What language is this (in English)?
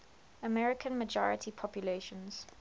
English